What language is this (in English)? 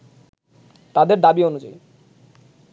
Bangla